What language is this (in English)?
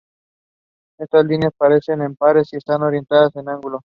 Spanish